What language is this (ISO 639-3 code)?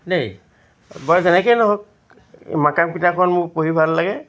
asm